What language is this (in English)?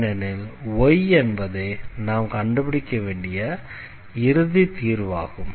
Tamil